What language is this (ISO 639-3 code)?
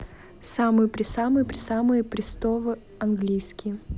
rus